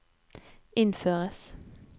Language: Norwegian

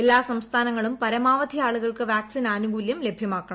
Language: Malayalam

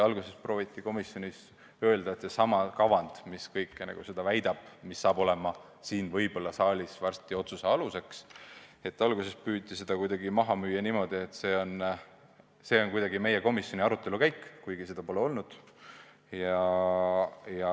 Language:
Estonian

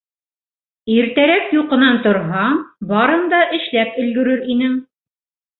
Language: Bashkir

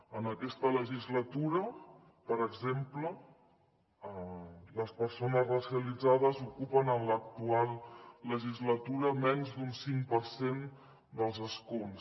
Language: Catalan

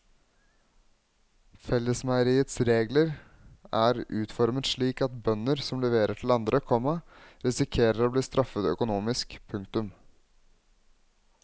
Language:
Norwegian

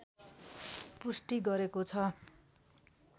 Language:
Nepali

